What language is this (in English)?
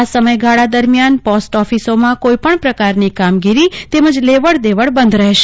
Gujarati